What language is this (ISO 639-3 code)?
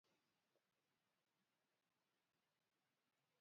luo